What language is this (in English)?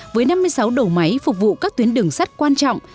Vietnamese